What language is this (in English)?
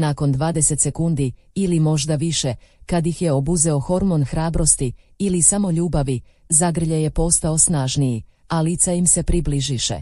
Croatian